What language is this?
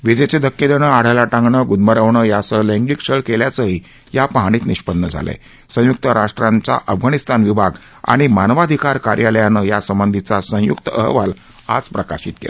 Marathi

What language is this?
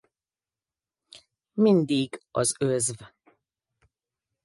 Hungarian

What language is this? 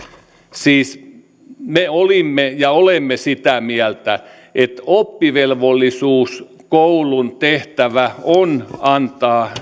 Finnish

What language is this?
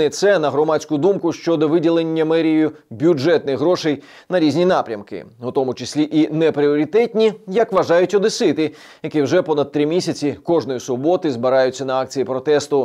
Ukrainian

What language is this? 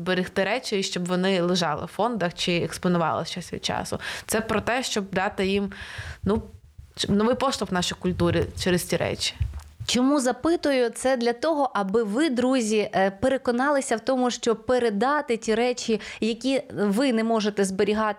Ukrainian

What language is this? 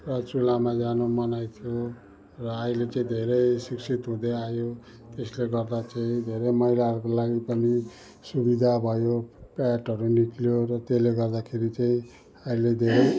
Nepali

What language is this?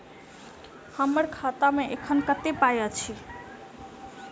Maithili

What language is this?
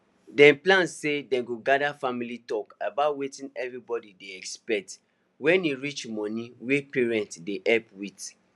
Nigerian Pidgin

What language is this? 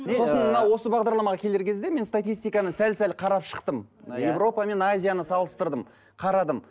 Kazakh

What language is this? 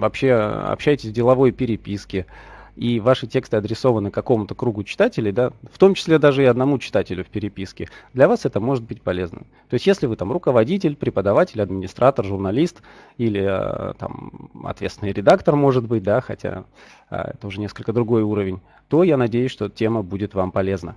Russian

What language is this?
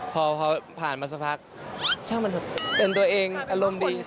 Thai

